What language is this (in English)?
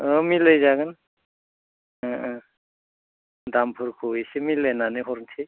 Bodo